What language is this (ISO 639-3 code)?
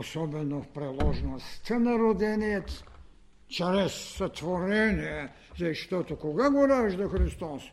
bul